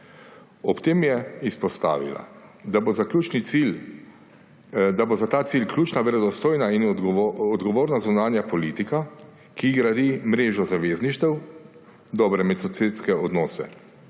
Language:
Slovenian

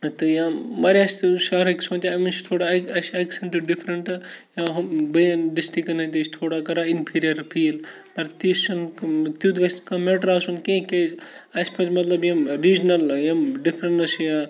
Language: Kashmiri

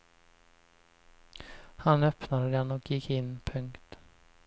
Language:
Swedish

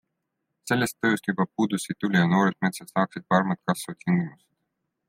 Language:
Estonian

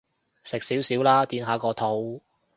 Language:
Cantonese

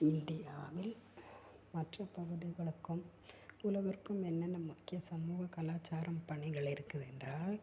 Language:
Tamil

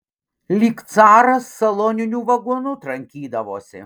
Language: Lithuanian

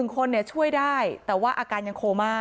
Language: Thai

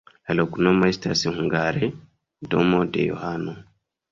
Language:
Esperanto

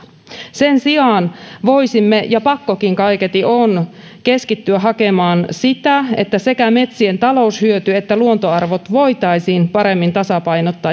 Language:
Finnish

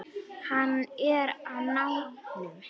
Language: Icelandic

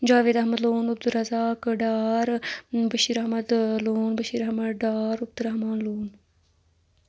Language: Kashmiri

